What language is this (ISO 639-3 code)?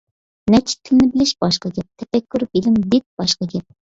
uig